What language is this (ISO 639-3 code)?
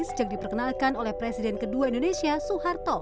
ind